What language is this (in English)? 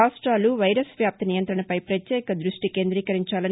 Telugu